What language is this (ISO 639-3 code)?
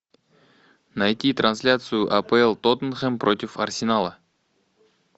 rus